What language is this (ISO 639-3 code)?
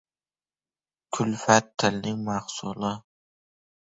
uzb